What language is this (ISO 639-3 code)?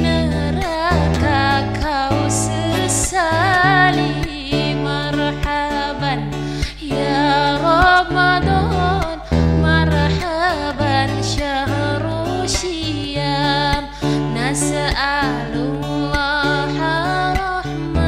ind